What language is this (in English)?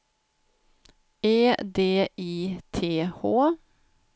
Swedish